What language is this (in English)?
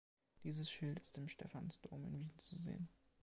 German